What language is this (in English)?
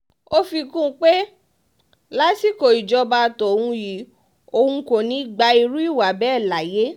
Yoruba